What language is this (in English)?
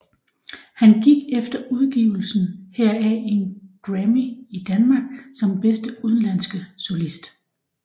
Danish